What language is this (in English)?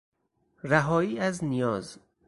Persian